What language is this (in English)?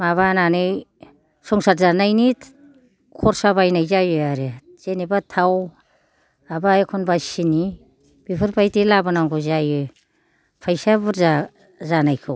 Bodo